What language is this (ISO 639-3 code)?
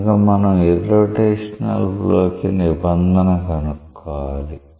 tel